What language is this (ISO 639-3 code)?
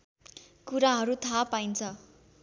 nep